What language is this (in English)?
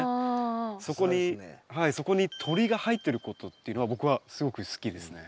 Japanese